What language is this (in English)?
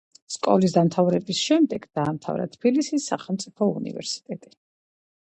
Georgian